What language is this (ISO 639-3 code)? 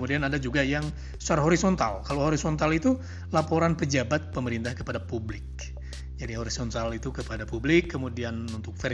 ind